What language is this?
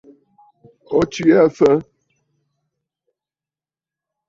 Bafut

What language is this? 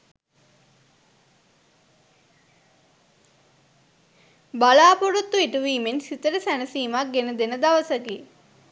Sinhala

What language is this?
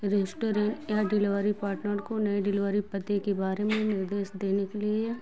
Hindi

